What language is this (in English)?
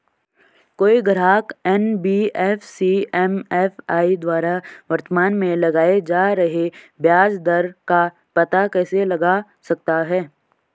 Hindi